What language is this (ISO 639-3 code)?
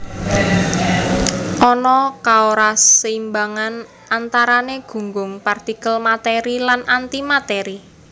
jav